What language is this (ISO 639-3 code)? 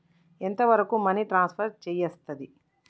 tel